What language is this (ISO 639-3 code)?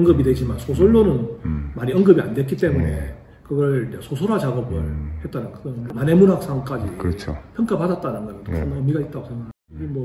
kor